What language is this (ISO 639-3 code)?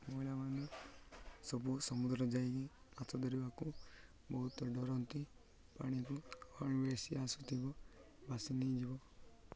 ori